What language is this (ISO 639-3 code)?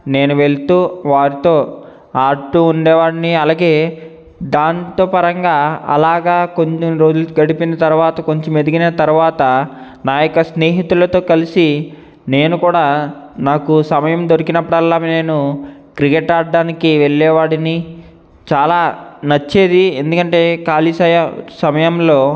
tel